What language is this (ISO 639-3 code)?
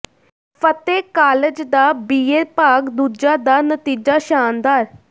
pan